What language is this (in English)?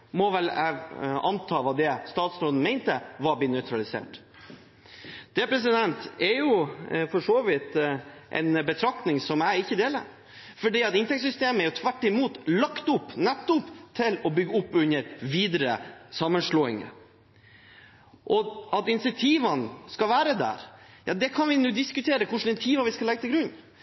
Norwegian Bokmål